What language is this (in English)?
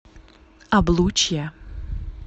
Russian